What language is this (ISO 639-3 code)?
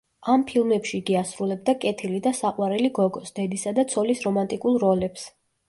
kat